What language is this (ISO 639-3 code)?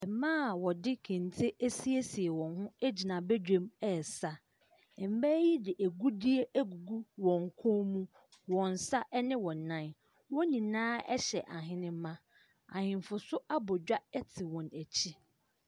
aka